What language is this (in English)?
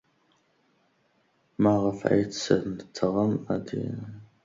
Kabyle